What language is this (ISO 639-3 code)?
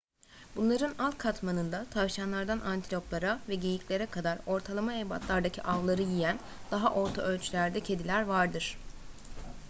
tur